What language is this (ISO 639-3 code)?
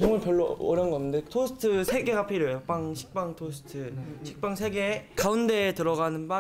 kor